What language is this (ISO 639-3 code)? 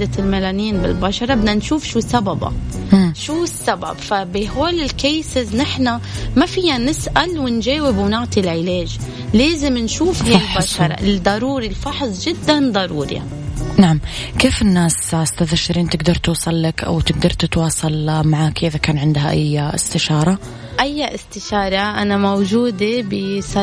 ara